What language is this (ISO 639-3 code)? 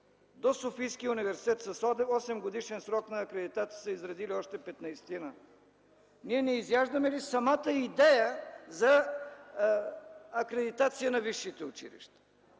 bul